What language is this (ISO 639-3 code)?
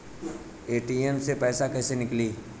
bho